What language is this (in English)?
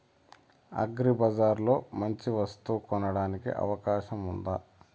Telugu